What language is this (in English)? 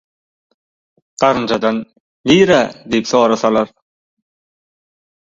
Turkmen